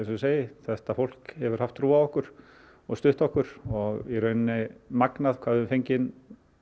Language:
Icelandic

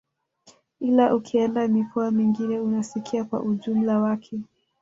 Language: Swahili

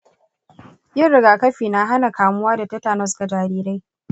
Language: Hausa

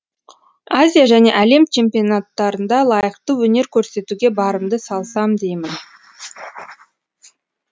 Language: Kazakh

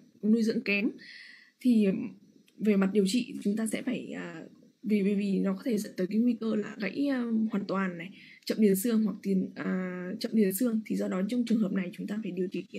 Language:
Vietnamese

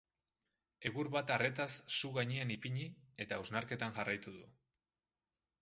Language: Basque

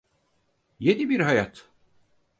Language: Turkish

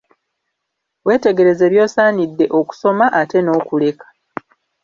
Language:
Ganda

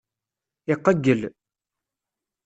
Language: Kabyle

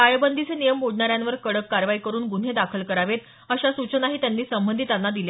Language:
Marathi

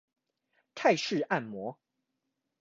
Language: Chinese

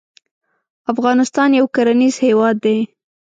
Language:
Pashto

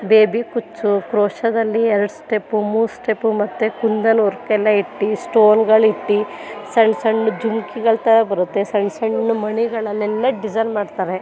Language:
Kannada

